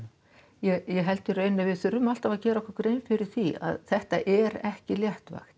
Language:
Icelandic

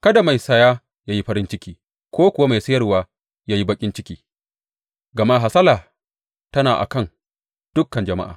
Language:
Hausa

